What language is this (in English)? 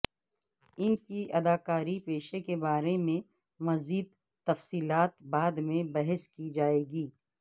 Urdu